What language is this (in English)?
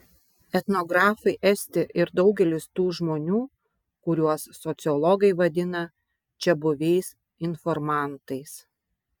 Lithuanian